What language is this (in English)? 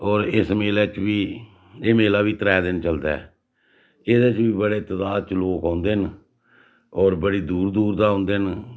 Dogri